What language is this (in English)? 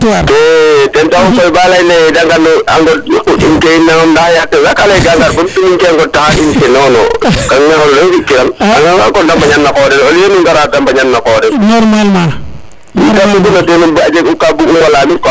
Serer